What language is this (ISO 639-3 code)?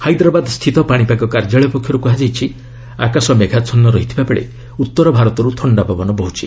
ori